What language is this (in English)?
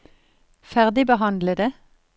Norwegian